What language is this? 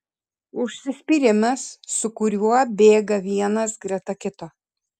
Lithuanian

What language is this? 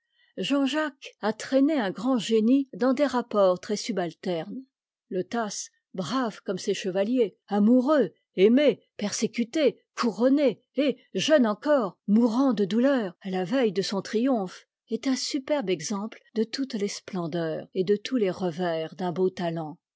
French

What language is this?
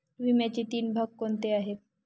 Marathi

